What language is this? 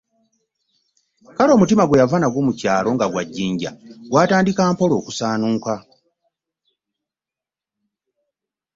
Ganda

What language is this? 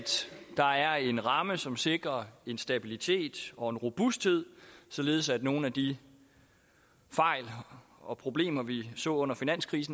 Danish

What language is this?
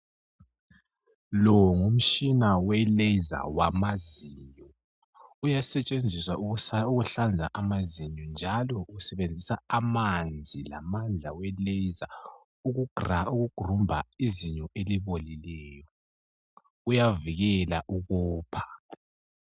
North Ndebele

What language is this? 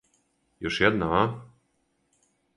Serbian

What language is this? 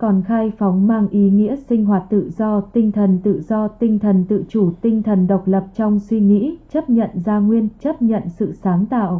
Vietnamese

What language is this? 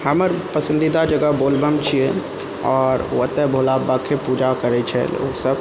Maithili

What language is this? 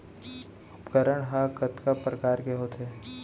Chhattisgarhi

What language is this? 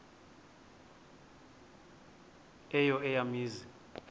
Xhosa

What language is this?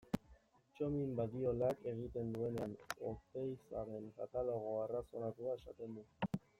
Basque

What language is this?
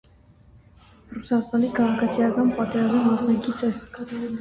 Armenian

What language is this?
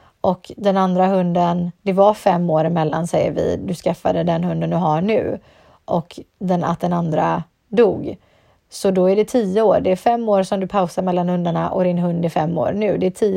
Swedish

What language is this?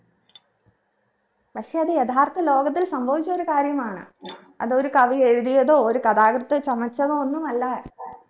Malayalam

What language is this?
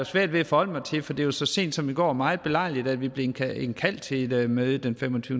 Danish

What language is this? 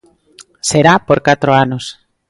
Galician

